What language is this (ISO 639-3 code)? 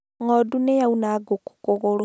kik